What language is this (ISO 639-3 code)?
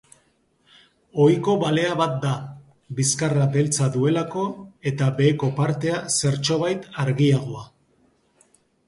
eus